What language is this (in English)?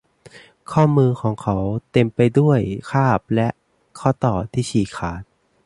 Thai